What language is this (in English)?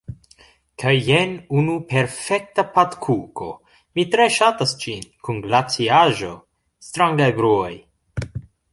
Esperanto